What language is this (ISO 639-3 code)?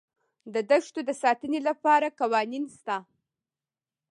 pus